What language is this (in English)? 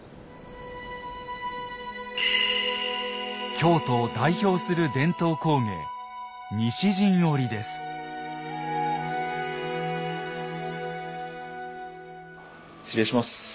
Japanese